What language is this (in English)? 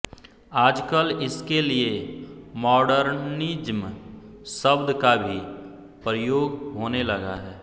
Hindi